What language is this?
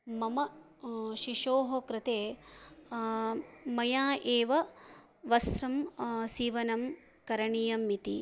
Sanskrit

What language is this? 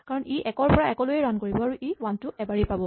Assamese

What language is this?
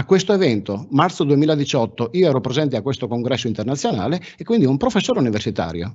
Italian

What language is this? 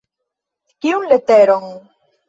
Esperanto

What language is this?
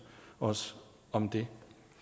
Danish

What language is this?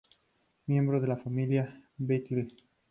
Spanish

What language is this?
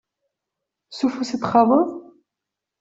Kabyle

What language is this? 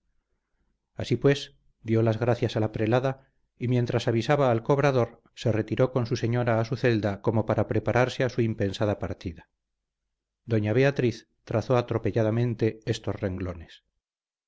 Spanish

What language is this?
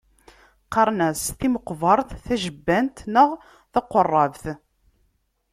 Kabyle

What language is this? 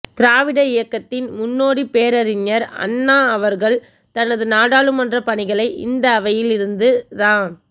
Tamil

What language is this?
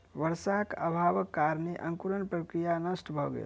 Maithili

